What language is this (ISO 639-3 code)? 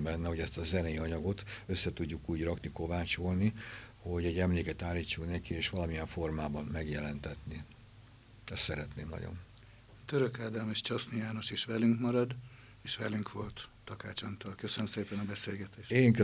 hun